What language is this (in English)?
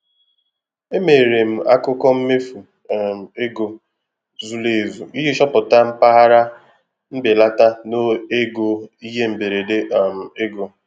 Igbo